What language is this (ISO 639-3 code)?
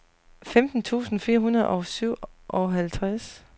dan